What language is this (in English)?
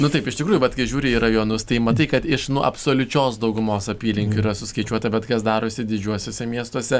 Lithuanian